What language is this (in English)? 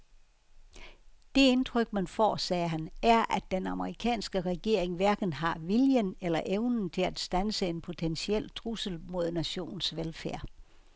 Danish